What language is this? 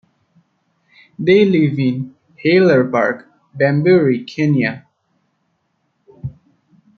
English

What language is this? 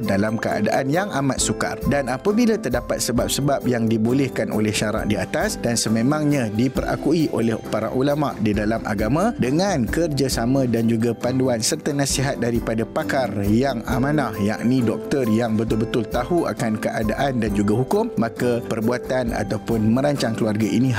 Malay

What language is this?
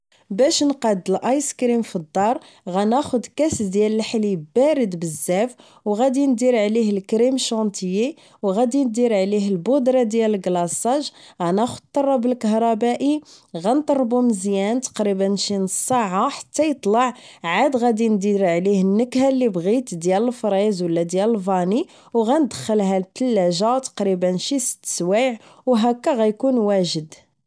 Moroccan Arabic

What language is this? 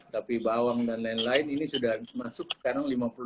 Indonesian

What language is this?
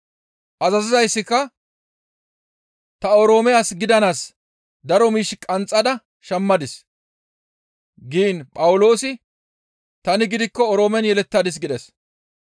Gamo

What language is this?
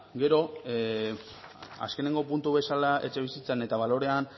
Basque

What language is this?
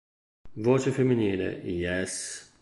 Italian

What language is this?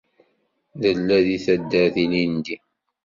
Kabyle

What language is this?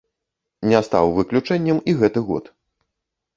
Belarusian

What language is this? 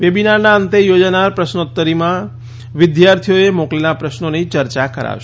Gujarati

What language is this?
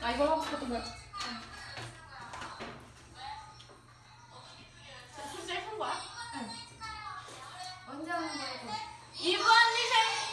Korean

